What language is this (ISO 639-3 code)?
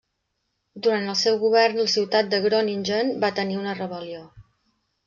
cat